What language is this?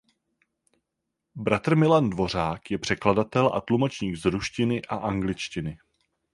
Czech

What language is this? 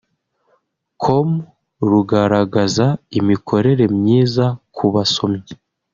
Kinyarwanda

